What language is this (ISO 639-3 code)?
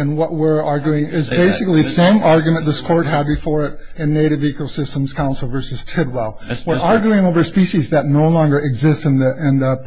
eng